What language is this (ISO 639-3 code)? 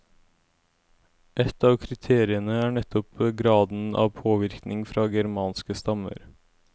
nor